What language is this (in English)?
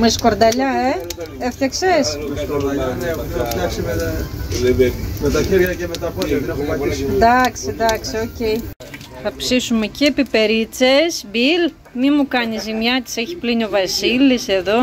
Greek